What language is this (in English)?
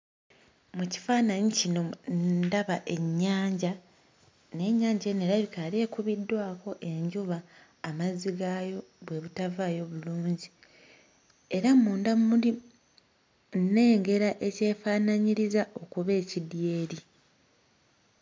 Ganda